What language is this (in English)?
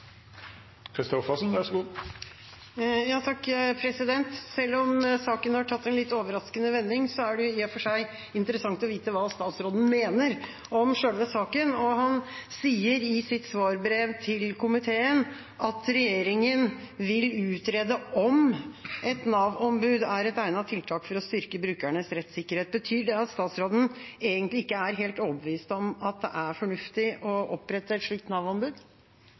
Norwegian Bokmål